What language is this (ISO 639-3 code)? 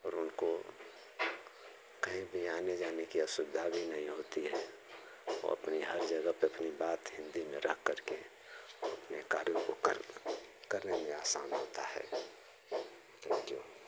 hin